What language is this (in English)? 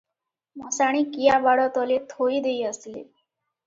Odia